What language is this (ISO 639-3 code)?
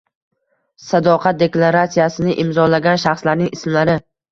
uzb